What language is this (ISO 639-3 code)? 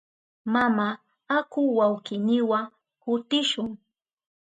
qup